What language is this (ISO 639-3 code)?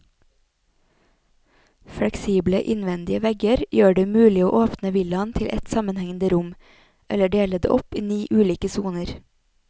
nor